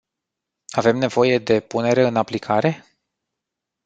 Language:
Romanian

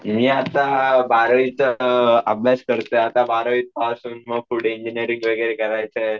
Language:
Marathi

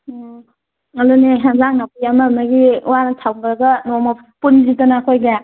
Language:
Manipuri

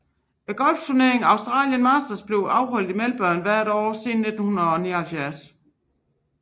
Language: Danish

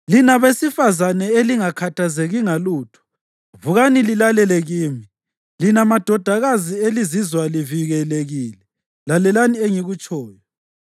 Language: North Ndebele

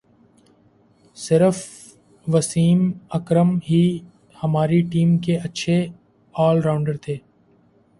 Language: Urdu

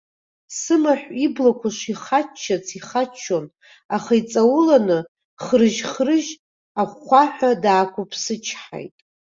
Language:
Abkhazian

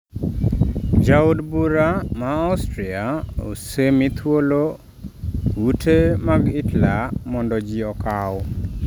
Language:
Luo (Kenya and Tanzania)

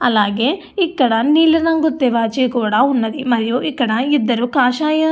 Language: Telugu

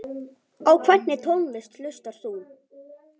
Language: Icelandic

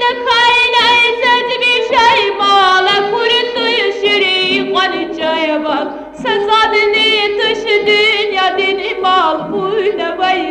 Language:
Turkish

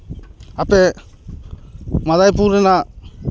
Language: Santali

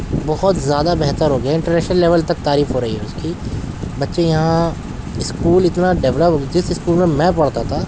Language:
Urdu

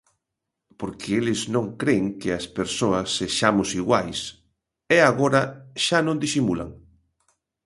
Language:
Galician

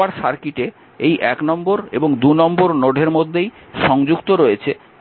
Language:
Bangla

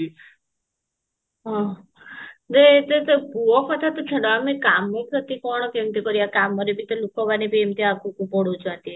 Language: Odia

